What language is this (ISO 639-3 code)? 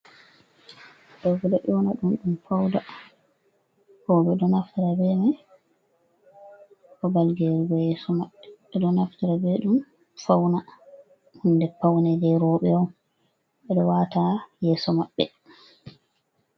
ful